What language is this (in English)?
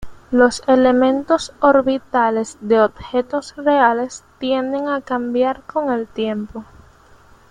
Spanish